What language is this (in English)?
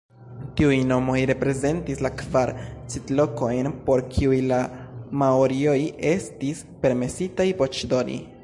Esperanto